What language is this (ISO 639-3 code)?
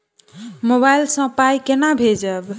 mai